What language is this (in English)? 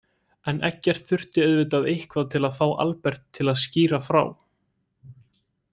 Icelandic